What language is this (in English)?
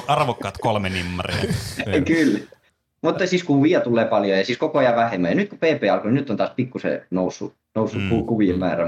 Finnish